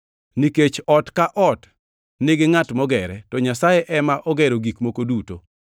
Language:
Luo (Kenya and Tanzania)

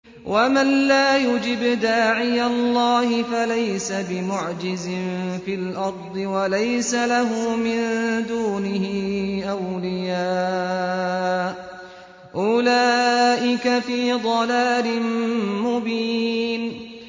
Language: Arabic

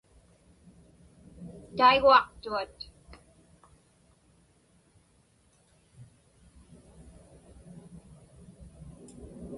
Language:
Inupiaq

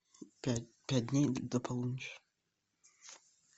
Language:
Russian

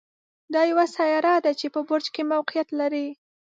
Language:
Pashto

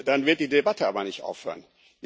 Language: German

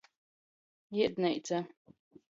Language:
Latgalian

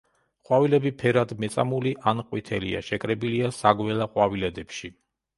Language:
Georgian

